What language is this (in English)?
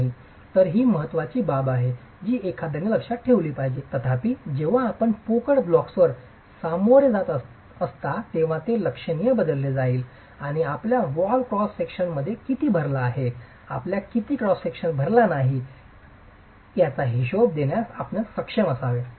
Marathi